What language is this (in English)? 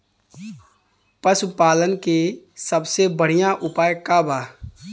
Bhojpuri